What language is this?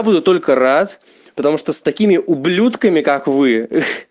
Russian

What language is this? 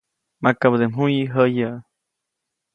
Copainalá Zoque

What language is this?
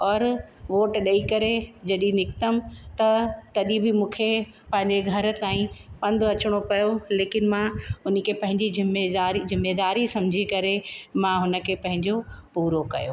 Sindhi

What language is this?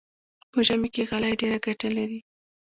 Pashto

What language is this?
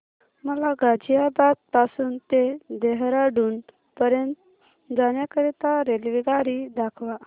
Marathi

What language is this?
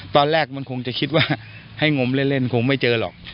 Thai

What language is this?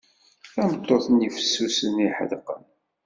Kabyle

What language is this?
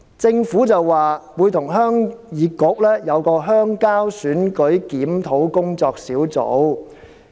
Cantonese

